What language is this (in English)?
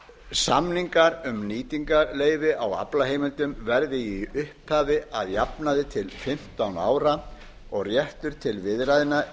Icelandic